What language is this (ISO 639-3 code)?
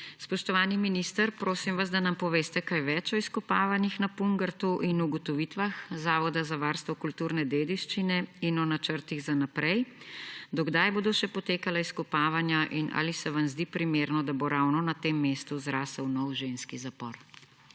slv